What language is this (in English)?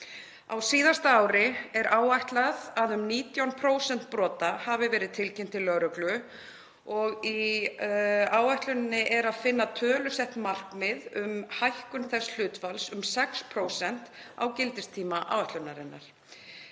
Icelandic